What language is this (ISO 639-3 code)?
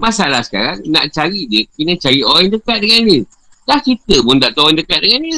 msa